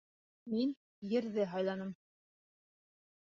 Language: Bashkir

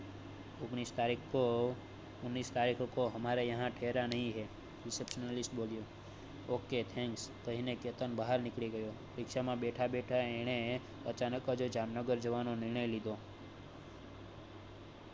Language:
Gujarati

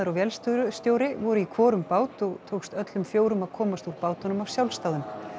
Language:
Icelandic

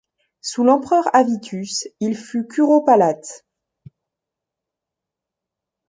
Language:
French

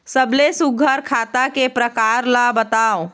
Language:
Chhattisgarhi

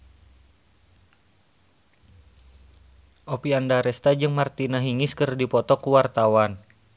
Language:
Sundanese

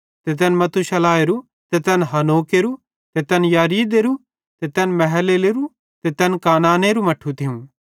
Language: Bhadrawahi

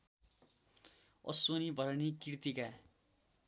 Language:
Nepali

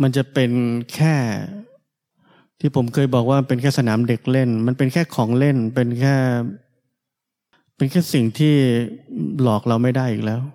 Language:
Thai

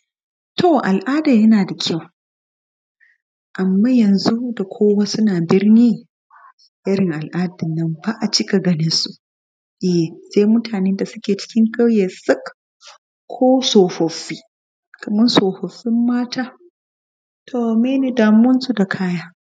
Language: Hausa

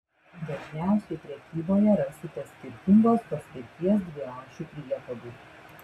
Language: Lithuanian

